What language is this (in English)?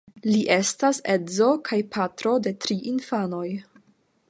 Esperanto